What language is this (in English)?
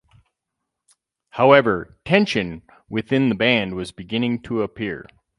English